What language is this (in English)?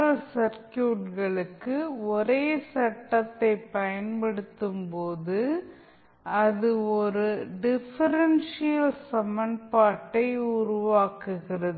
Tamil